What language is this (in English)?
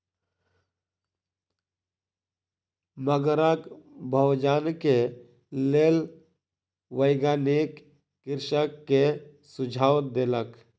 Maithili